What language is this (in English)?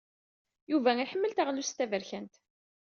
Kabyle